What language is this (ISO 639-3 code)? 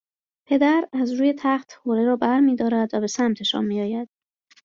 fas